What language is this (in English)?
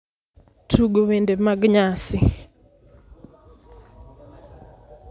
Luo (Kenya and Tanzania)